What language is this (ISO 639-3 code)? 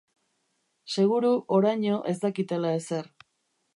eus